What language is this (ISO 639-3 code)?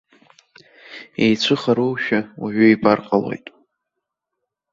abk